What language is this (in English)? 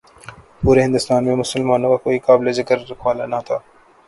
Urdu